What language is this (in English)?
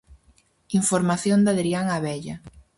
Galician